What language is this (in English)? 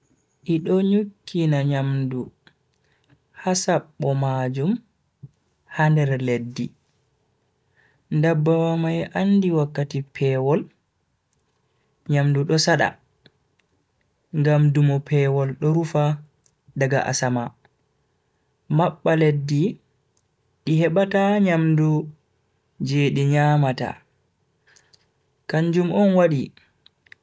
Bagirmi Fulfulde